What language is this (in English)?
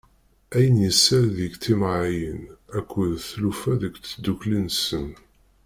Kabyle